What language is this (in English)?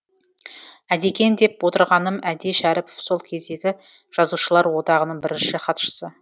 Kazakh